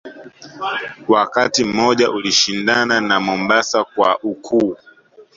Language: Swahili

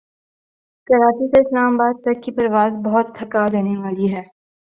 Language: Urdu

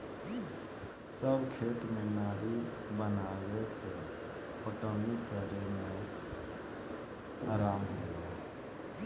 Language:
Bhojpuri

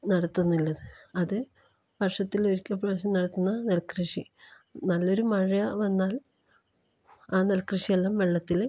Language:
Malayalam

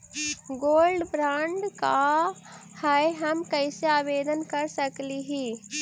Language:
Magahi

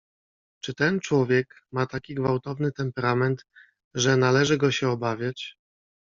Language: Polish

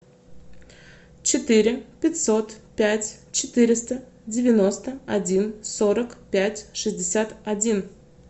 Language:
Russian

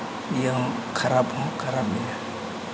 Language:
Santali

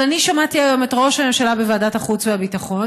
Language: Hebrew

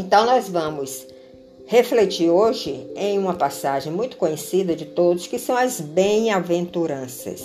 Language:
Portuguese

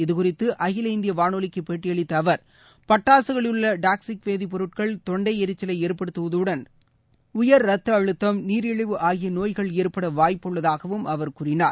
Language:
Tamil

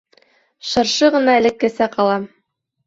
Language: Bashkir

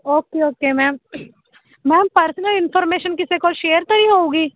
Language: Punjabi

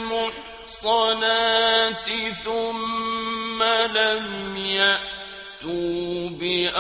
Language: Arabic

